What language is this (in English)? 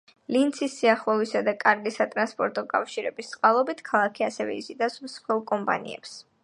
Georgian